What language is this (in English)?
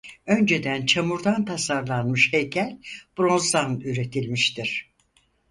Turkish